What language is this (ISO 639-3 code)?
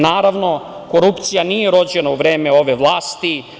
srp